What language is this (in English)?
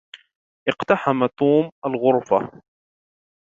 Arabic